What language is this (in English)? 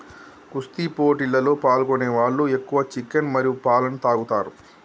Telugu